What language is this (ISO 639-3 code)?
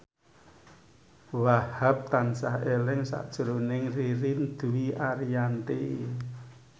jav